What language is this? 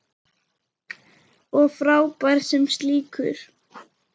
Icelandic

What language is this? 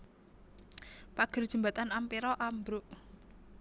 Javanese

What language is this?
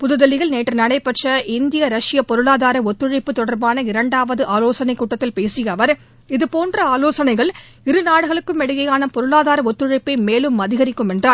Tamil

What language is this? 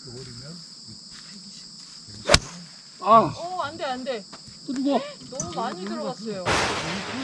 Korean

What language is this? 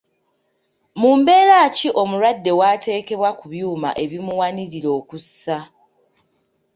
Ganda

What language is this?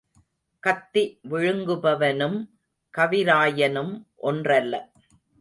Tamil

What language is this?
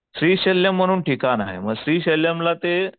Marathi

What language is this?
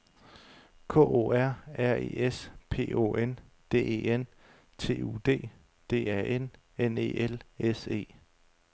Danish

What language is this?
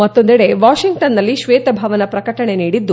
Kannada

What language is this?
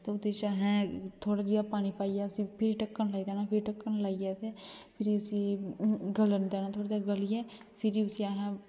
Dogri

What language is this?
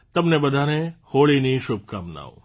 Gujarati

